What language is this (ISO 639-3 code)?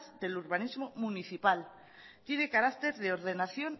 spa